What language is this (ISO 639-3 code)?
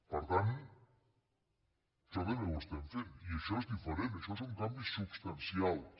cat